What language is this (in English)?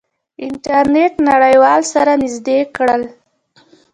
Pashto